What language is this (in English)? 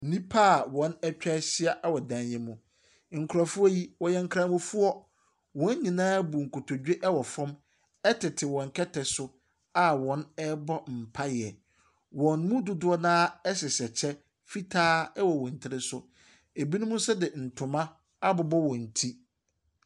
Akan